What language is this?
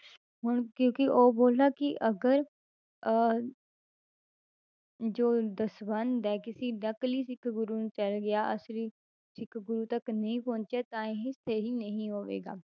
Punjabi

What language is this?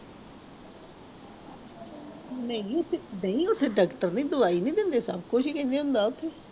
Punjabi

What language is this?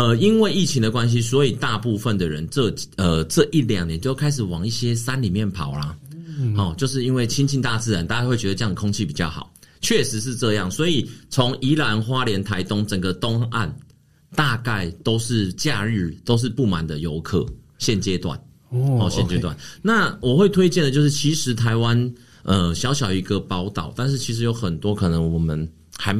Chinese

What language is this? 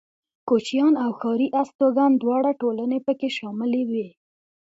Pashto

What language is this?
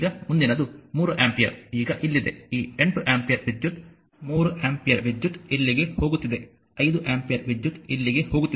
Kannada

